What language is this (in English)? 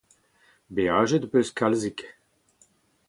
Breton